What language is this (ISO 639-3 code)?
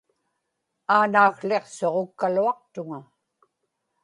ipk